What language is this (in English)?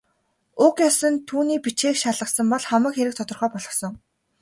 Mongolian